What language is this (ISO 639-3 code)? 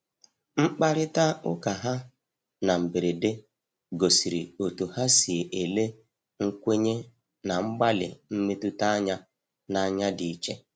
ibo